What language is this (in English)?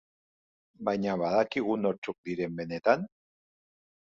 Basque